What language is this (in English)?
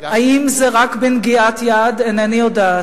Hebrew